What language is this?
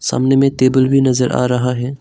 Hindi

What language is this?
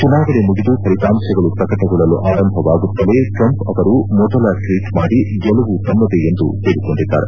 Kannada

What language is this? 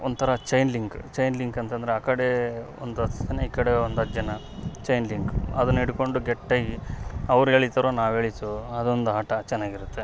Kannada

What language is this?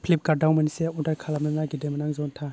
Bodo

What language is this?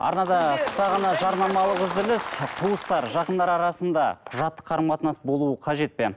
Kazakh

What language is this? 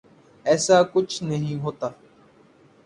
Urdu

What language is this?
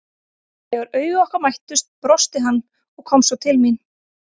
Icelandic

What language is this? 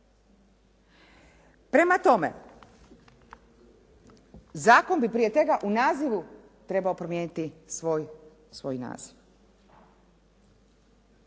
Croatian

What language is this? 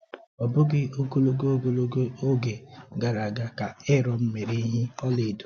Igbo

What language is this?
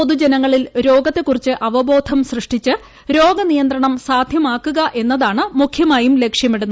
Malayalam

